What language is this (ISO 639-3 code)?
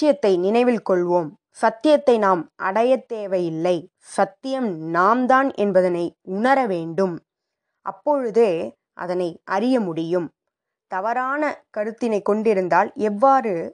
tam